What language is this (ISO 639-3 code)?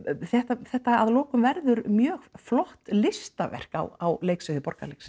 isl